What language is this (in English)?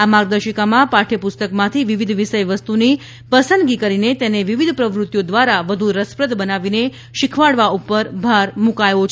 Gujarati